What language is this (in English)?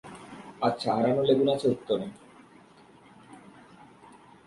Bangla